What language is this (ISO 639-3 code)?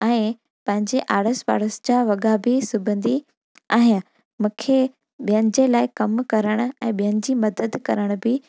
snd